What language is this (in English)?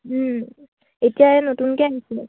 Assamese